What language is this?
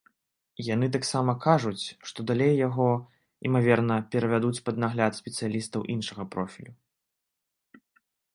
Belarusian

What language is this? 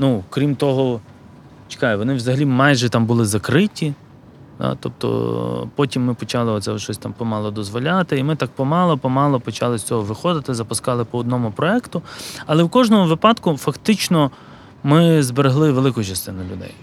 Ukrainian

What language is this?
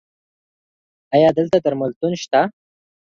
Pashto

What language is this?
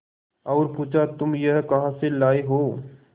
Hindi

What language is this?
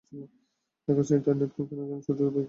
Bangla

